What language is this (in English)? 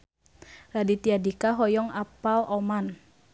Sundanese